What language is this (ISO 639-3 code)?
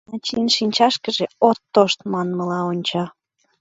chm